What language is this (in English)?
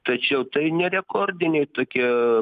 Lithuanian